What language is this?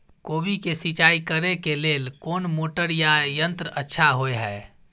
Maithili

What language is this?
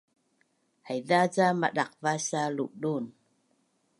Bunun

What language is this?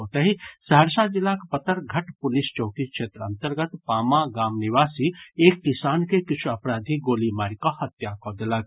Maithili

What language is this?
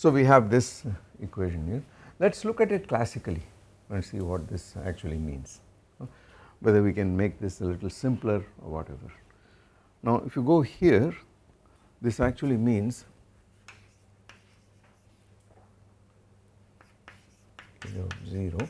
English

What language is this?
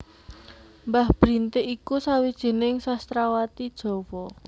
Javanese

